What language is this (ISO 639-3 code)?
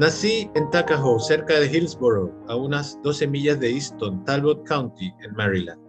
spa